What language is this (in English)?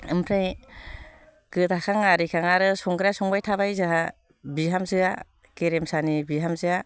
Bodo